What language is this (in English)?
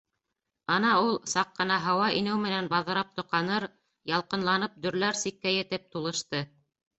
Bashkir